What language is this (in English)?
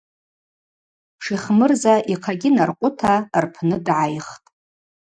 Abaza